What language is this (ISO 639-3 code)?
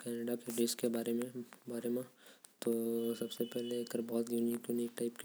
kfp